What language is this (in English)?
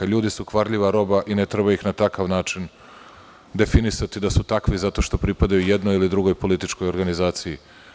Serbian